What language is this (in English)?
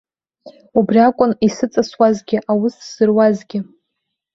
Abkhazian